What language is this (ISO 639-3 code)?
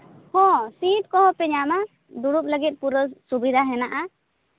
sat